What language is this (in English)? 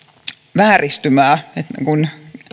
Finnish